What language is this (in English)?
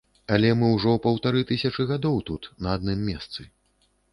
Belarusian